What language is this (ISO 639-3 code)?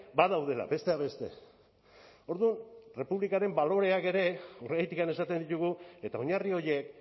eus